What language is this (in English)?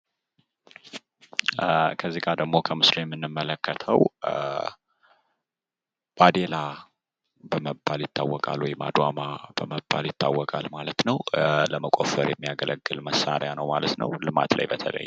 Amharic